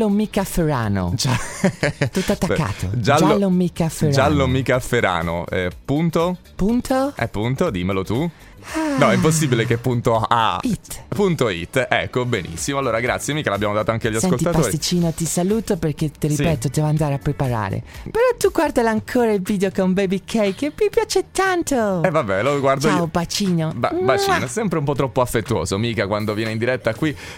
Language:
Italian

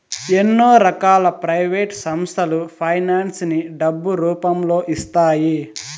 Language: Telugu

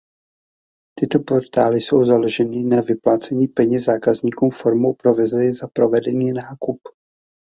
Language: Czech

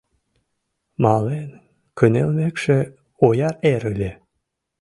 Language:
Mari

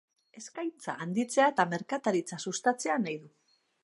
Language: Basque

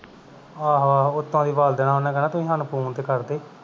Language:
Punjabi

